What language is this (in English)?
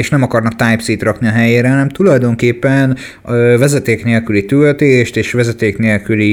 Hungarian